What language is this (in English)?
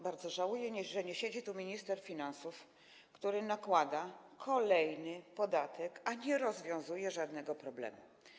Polish